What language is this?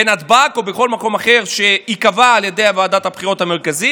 Hebrew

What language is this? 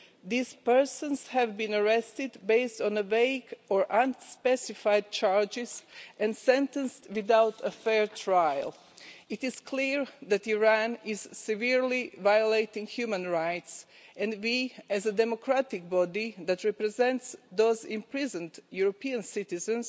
English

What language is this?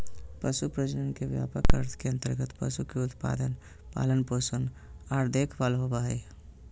Magahi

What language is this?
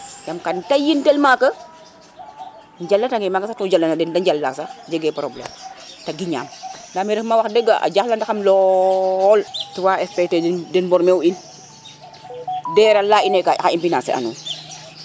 Serer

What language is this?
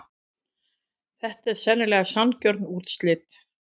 Icelandic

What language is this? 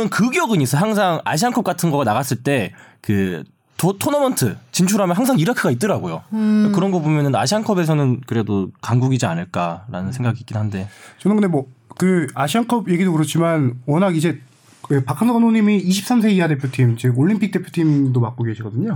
Korean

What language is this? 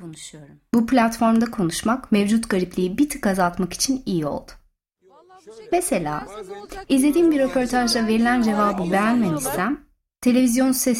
Turkish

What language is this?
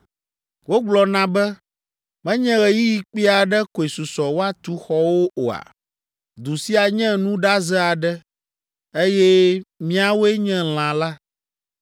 Ewe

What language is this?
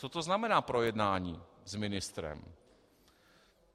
Czech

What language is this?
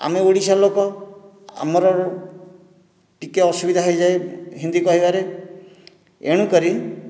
Odia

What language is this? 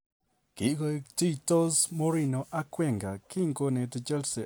Kalenjin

